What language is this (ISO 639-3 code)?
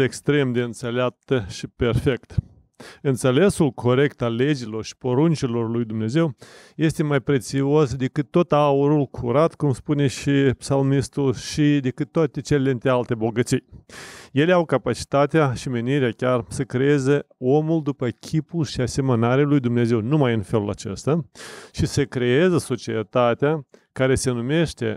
ron